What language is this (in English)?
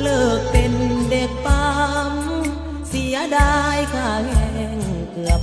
Thai